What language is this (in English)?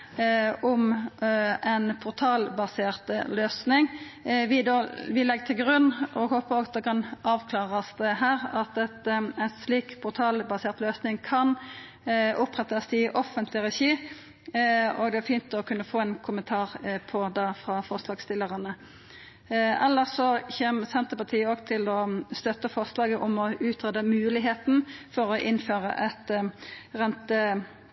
Norwegian Nynorsk